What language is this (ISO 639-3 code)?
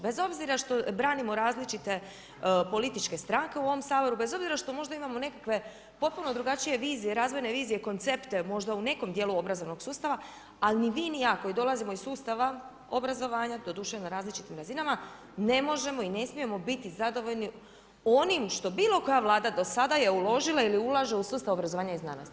hrv